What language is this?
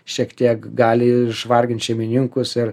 Lithuanian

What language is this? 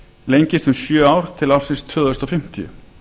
Icelandic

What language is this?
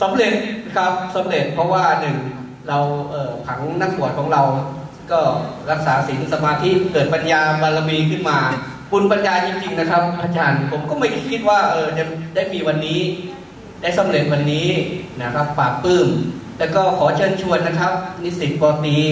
Thai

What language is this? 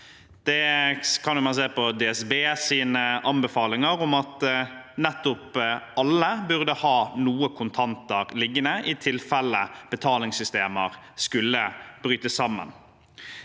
Norwegian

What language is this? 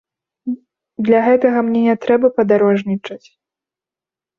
Belarusian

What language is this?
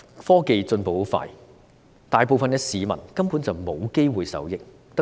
Cantonese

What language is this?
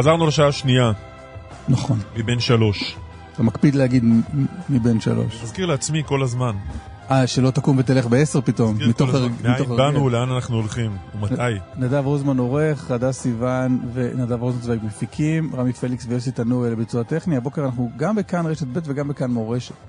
Hebrew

